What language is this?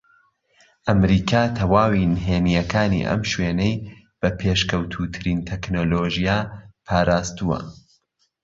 Central Kurdish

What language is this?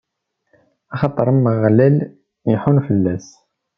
Kabyle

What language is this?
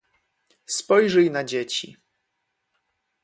Polish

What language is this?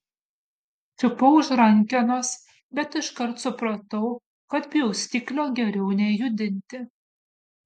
Lithuanian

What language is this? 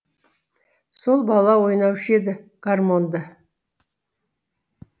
Kazakh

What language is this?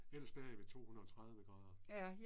Danish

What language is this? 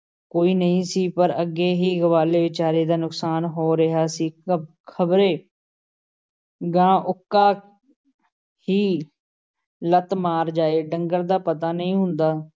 Punjabi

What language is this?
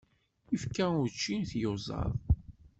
Kabyle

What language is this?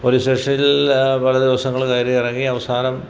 Malayalam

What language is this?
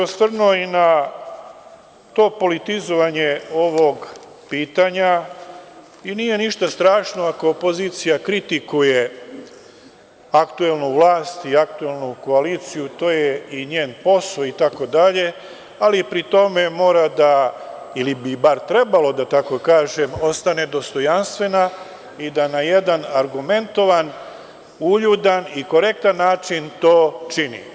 Serbian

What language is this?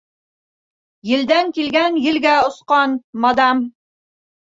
Bashkir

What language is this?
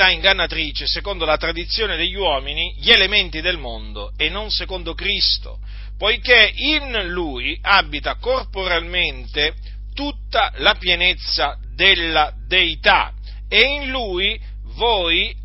Italian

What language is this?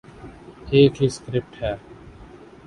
Urdu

